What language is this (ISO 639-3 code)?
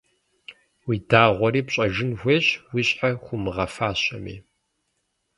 kbd